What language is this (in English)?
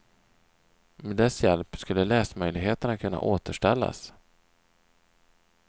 Swedish